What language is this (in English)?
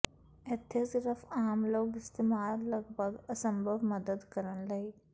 Punjabi